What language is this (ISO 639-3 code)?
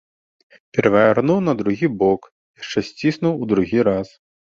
bel